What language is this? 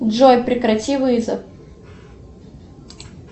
Russian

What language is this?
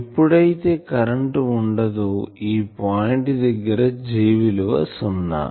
Telugu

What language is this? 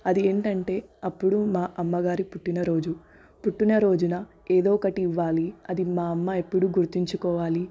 Telugu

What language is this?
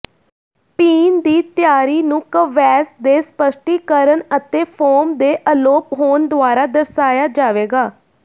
Punjabi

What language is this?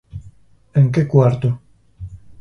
Galician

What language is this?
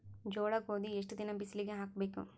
Kannada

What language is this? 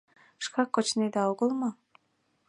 Mari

